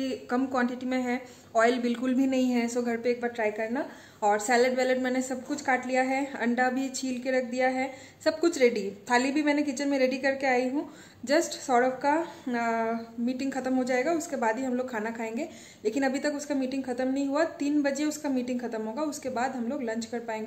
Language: Hindi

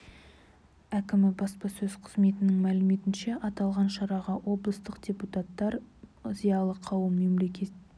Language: Kazakh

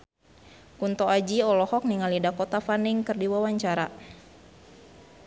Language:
Sundanese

